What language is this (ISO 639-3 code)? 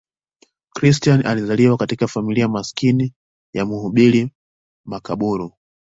swa